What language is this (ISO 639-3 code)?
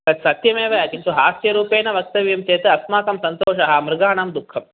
san